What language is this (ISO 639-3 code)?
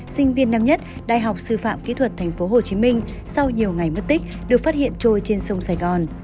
vie